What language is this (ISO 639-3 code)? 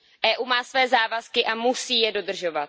ces